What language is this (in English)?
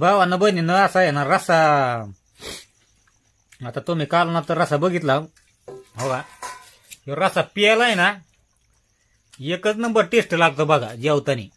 Indonesian